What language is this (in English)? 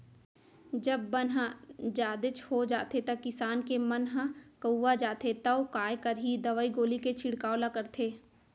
Chhattisgarhi